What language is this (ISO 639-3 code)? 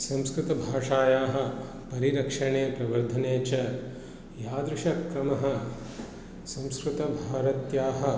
san